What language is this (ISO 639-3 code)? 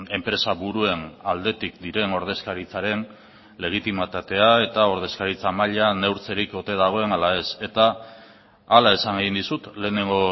eus